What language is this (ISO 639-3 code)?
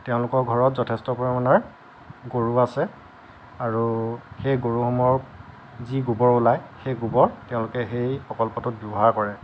asm